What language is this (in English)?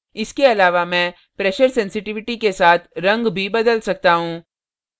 Hindi